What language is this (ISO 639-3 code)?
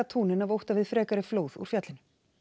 isl